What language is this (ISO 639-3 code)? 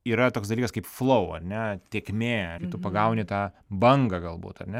lit